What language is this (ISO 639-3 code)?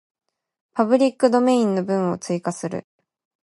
jpn